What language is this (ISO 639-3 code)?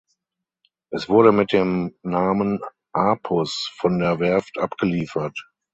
deu